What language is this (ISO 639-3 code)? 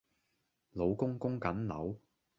yue